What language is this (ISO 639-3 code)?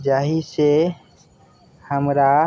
mai